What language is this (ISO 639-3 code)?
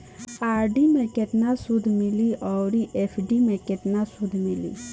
bho